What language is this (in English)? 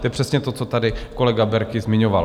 Czech